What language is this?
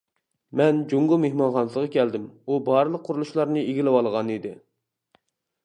Uyghur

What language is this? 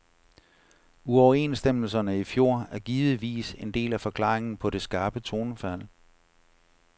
Danish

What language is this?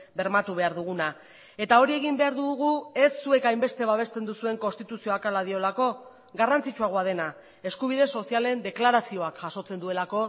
Basque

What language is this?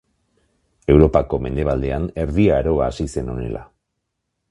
Basque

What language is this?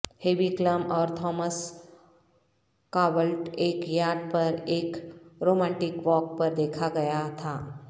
Urdu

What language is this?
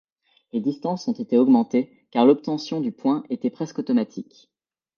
French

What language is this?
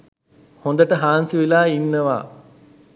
Sinhala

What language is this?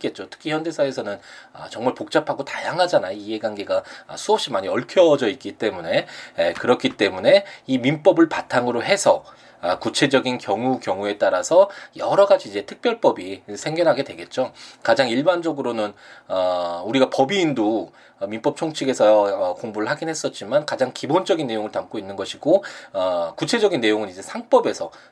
Korean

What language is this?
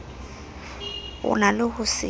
Southern Sotho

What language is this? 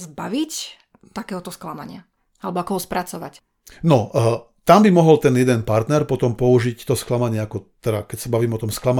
Slovak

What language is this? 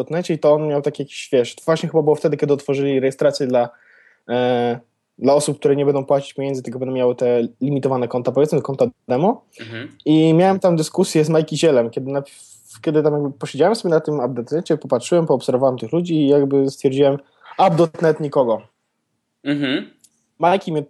Polish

